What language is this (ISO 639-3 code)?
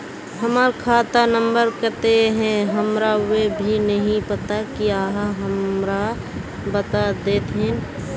mag